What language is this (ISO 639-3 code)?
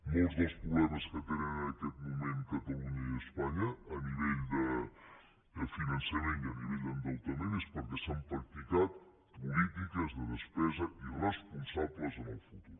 cat